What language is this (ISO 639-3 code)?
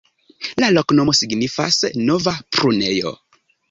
epo